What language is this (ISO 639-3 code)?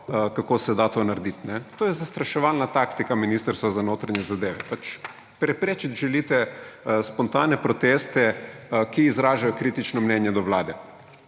slv